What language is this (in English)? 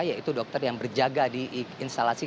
Indonesian